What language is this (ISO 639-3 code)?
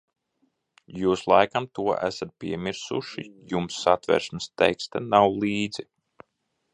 lav